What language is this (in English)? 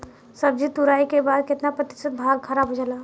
Bhojpuri